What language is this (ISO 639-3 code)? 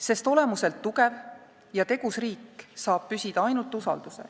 est